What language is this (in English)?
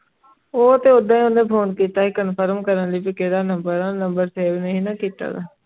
Punjabi